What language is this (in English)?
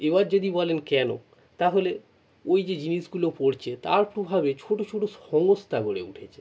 Bangla